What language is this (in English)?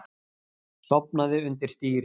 Icelandic